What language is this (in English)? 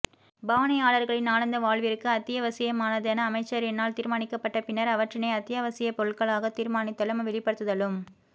Tamil